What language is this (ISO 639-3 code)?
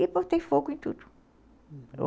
por